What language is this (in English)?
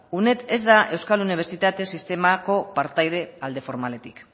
Basque